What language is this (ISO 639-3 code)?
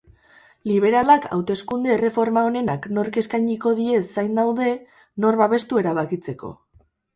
eus